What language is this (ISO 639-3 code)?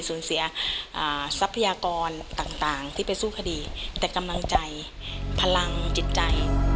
tha